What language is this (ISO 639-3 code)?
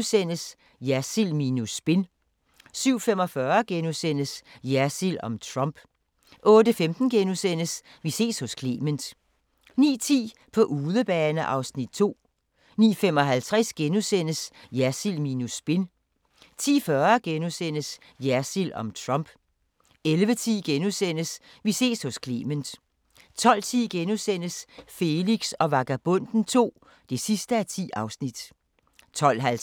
dan